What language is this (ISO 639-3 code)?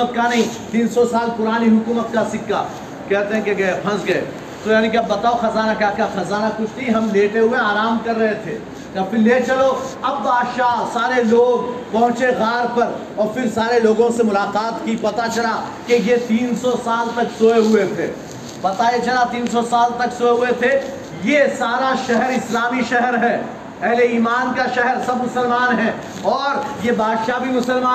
urd